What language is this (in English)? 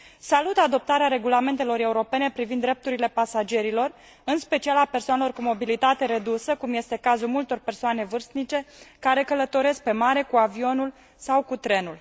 Romanian